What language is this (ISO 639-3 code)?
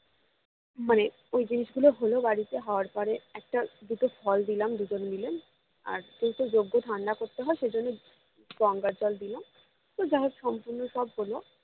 ben